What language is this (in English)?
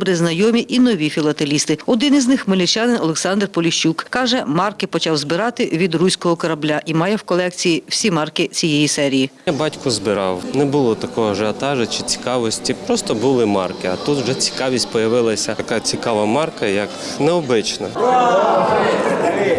Ukrainian